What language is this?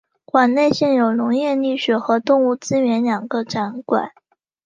Chinese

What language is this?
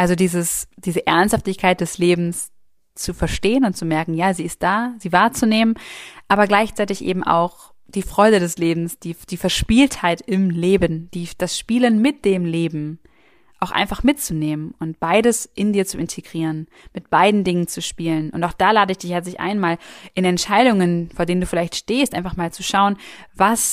German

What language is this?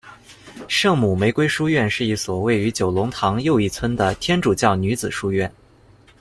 Chinese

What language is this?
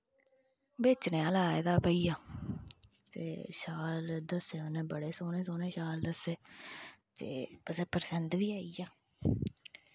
Dogri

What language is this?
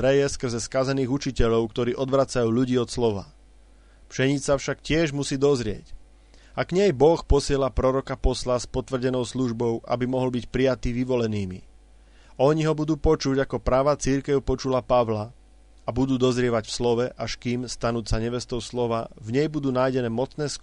Slovak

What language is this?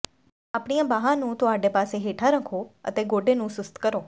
Punjabi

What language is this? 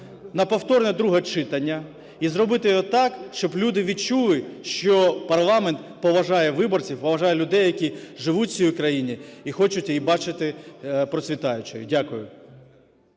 Ukrainian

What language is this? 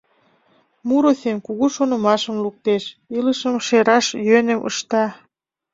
Mari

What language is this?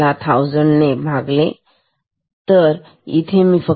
Marathi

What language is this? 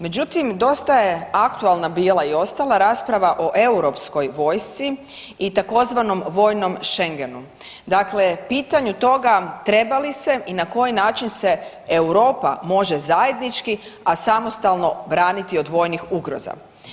Croatian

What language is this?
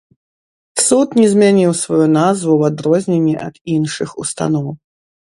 Belarusian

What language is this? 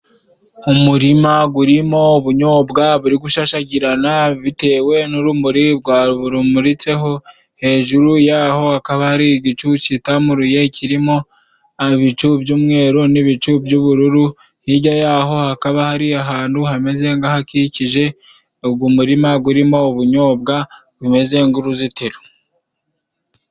Kinyarwanda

